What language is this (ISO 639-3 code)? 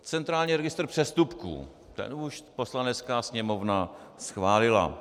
ces